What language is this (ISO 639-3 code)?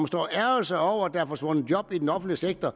dan